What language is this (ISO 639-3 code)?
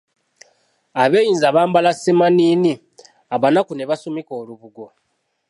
lug